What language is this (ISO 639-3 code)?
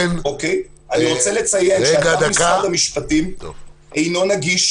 heb